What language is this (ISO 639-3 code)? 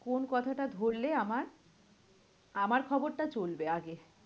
ben